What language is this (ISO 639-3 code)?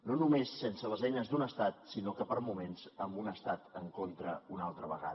cat